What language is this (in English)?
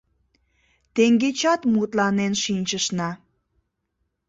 Mari